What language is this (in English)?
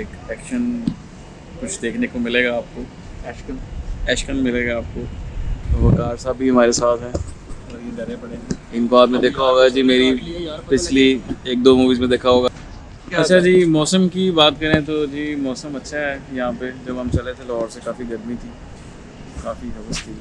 Hindi